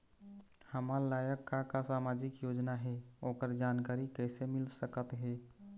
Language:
Chhattisgarhi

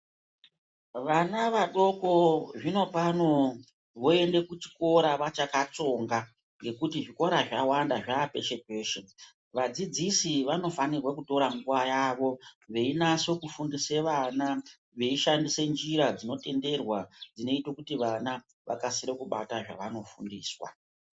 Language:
Ndau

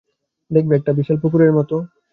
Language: Bangla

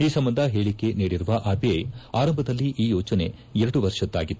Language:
Kannada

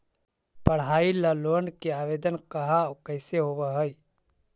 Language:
Magahi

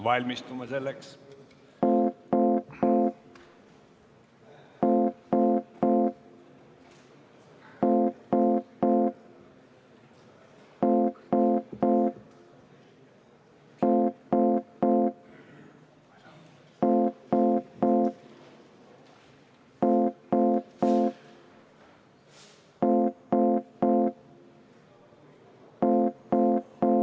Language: Estonian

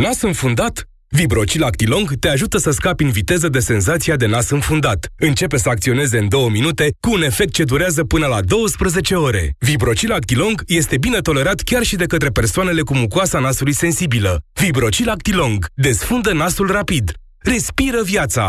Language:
Romanian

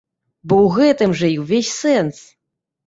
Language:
Belarusian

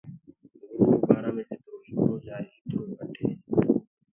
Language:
Gurgula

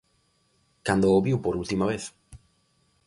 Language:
Galician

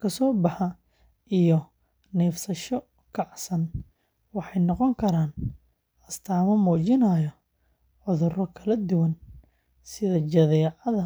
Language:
Somali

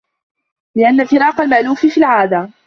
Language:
Arabic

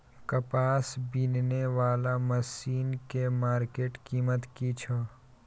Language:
Maithili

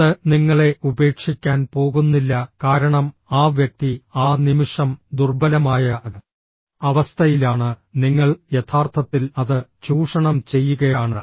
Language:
Malayalam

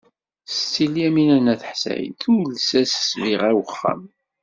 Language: Kabyle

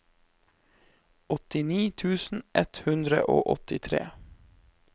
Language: Norwegian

